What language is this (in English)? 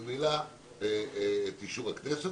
Hebrew